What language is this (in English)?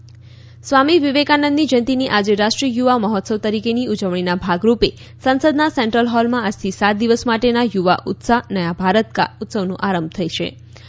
Gujarati